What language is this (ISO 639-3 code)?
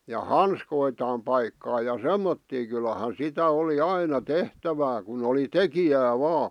fin